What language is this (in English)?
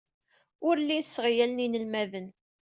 Kabyle